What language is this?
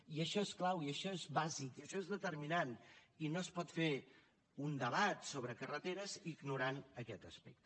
Catalan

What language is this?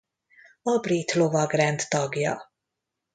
Hungarian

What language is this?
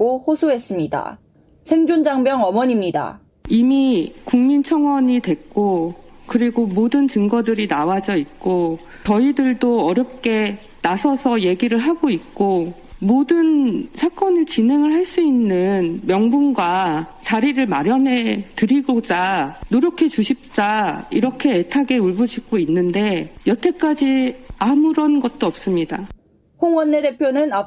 Korean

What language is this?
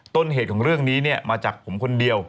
Thai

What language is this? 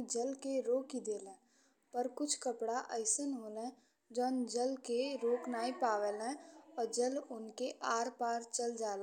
Bhojpuri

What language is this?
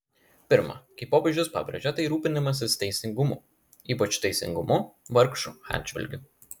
Lithuanian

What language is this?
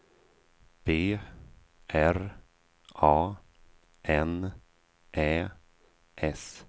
Swedish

